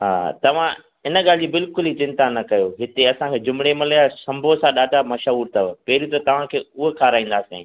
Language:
Sindhi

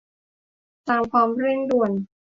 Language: Thai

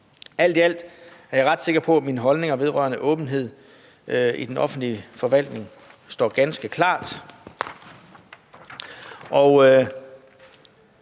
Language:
Danish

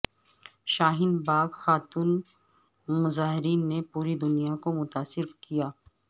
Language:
Urdu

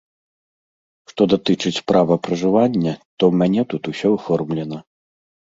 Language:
Belarusian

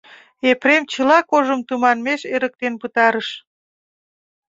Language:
Mari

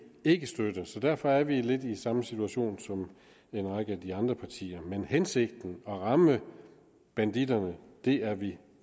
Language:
Danish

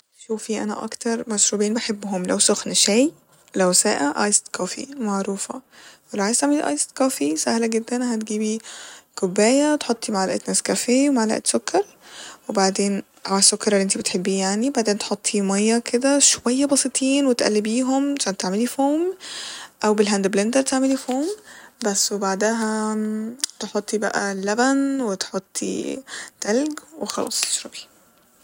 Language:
Egyptian Arabic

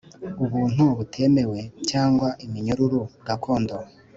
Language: Kinyarwanda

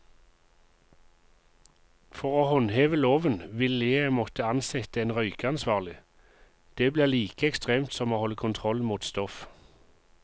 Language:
Norwegian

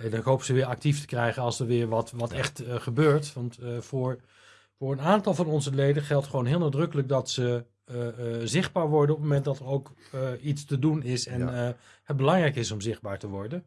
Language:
Dutch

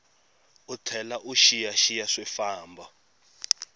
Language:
Tsonga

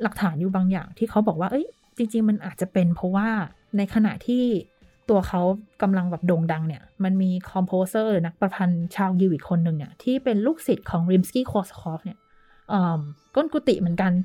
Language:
Thai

